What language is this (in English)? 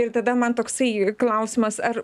Lithuanian